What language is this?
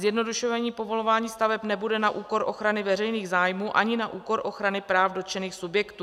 Czech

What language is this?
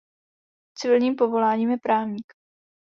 Czech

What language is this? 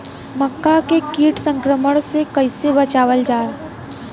Bhojpuri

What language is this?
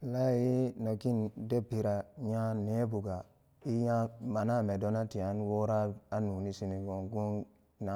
Samba Daka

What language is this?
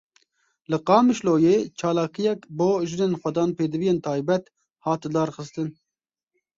Kurdish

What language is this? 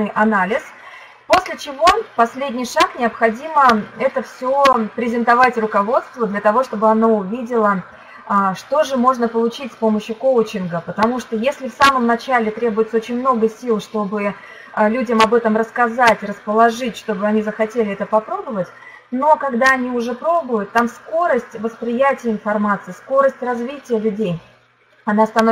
Russian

